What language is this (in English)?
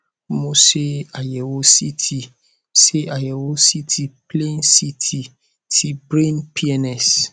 Yoruba